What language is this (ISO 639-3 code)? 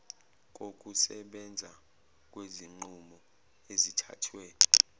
zul